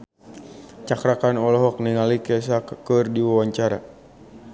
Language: Sundanese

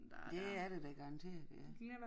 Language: Danish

